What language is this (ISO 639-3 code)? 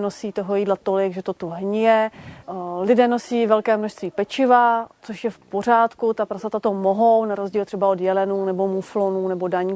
ces